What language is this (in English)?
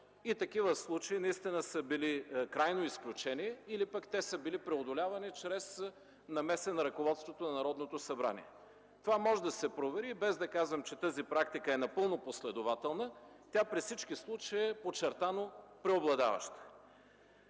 Bulgarian